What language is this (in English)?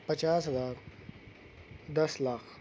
Urdu